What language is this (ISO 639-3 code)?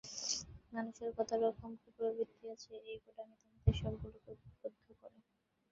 ben